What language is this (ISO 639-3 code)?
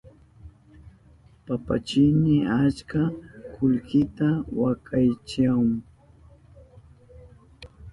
qup